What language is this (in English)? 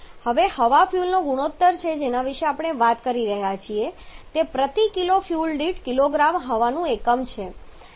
Gujarati